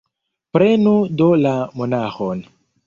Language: Esperanto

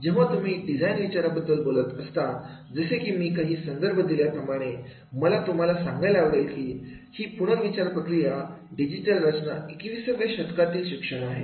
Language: Marathi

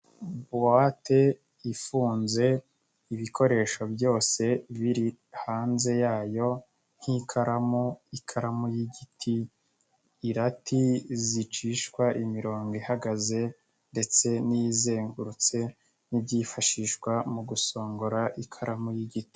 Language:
Kinyarwanda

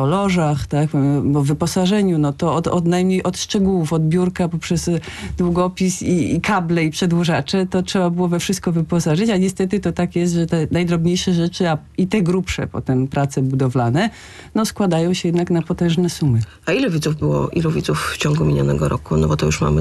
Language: Polish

